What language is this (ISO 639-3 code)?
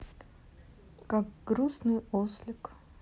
rus